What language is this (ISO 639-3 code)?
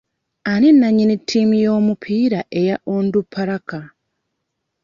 lug